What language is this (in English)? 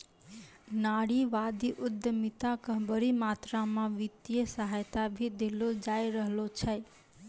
Maithili